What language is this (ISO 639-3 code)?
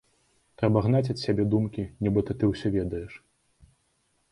bel